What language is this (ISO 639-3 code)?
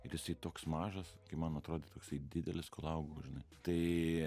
lit